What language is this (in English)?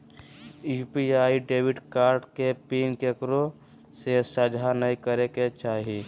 Magahi